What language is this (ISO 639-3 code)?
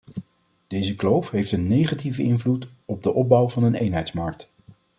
nld